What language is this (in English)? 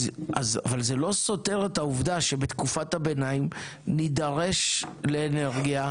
Hebrew